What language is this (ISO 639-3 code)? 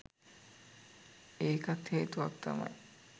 sin